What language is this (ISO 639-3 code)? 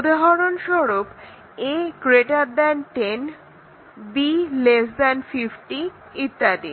ben